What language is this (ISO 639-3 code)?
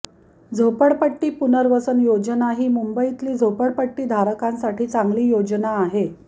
mar